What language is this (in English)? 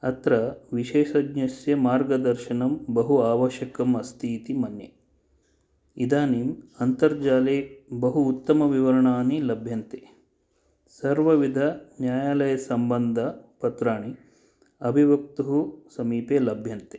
Sanskrit